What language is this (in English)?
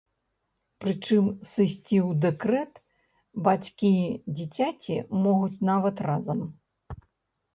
Belarusian